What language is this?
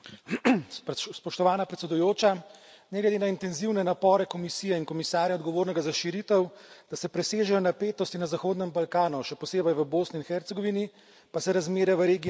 Slovenian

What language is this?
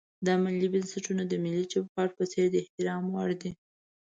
Pashto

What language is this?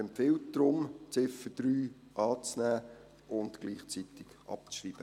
Swiss German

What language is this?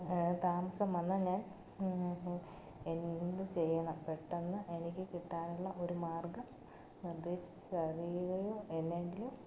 Malayalam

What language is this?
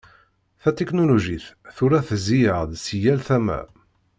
Kabyle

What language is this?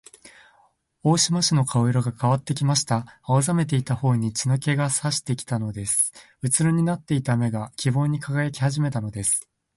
Japanese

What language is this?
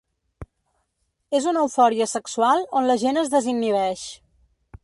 Catalan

